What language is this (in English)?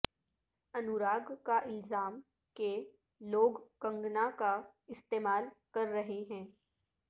Urdu